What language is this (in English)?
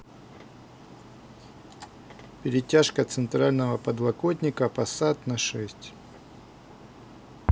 Russian